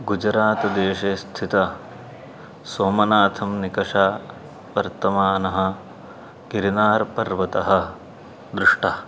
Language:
Sanskrit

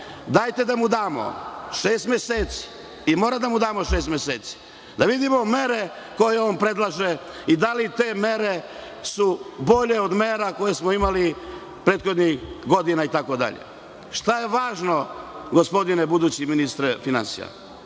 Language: Serbian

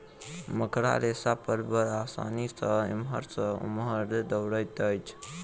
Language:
Maithili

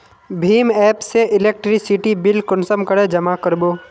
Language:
Magahi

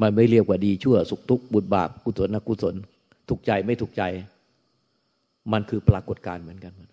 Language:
Thai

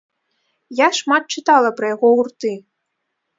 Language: Belarusian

